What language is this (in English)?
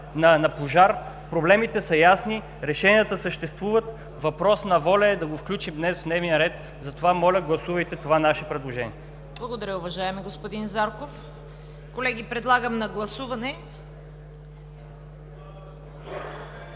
Bulgarian